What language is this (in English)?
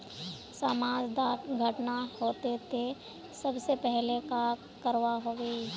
Magahi